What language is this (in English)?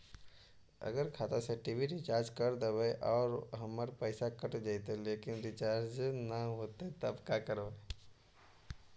Magahi